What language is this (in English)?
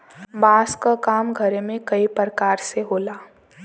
Bhojpuri